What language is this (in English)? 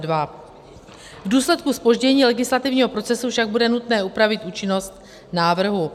Czech